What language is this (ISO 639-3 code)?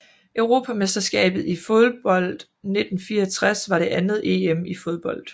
dan